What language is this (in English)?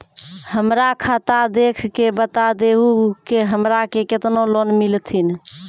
Maithili